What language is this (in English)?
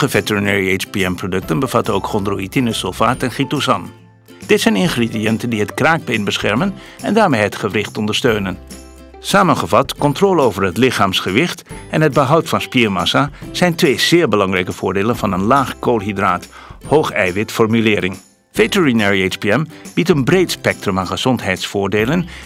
Dutch